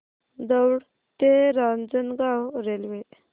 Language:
Marathi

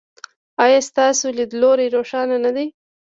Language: Pashto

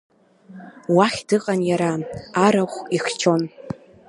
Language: Abkhazian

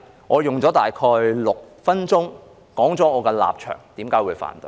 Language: Cantonese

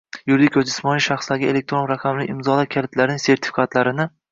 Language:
Uzbek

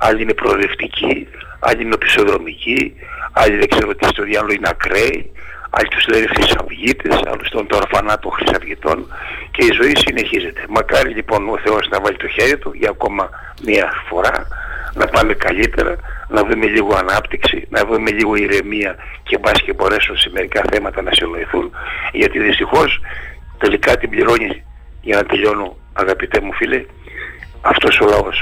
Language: Greek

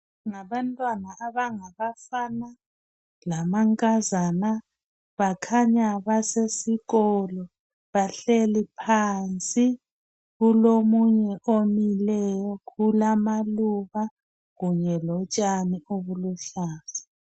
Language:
North Ndebele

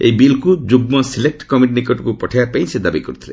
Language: Odia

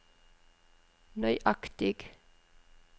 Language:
Norwegian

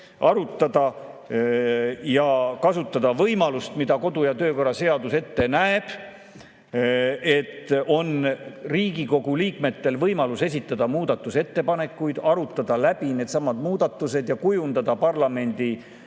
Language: Estonian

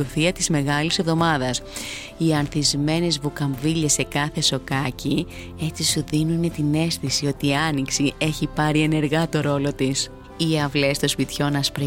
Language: Greek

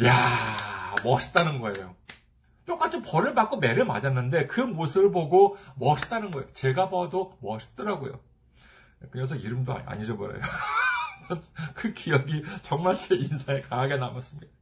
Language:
Korean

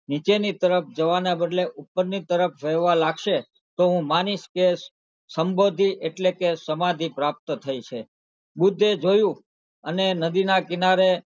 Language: Gujarati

